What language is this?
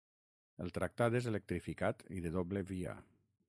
Catalan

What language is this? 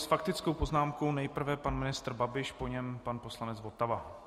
Czech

